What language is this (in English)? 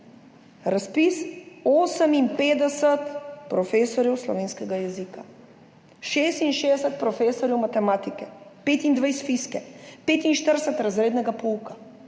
Slovenian